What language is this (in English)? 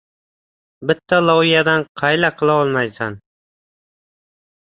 Uzbek